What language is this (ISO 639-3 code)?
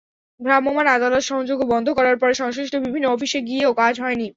ben